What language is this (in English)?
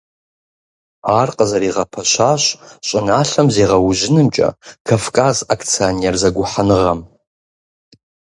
Kabardian